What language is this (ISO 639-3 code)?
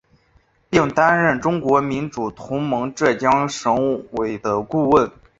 zho